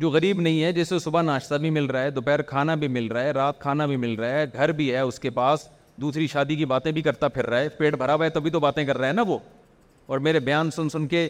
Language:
Urdu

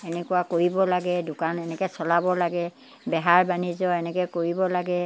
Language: Assamese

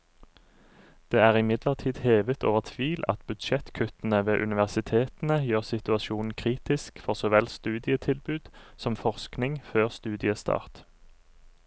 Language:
Norwegian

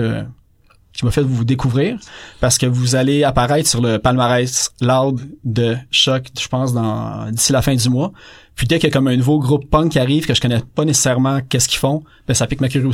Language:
French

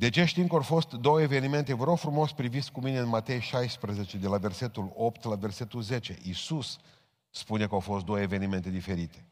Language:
Romanian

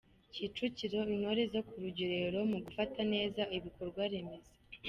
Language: Kinyarwanda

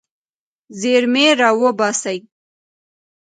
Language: Pashto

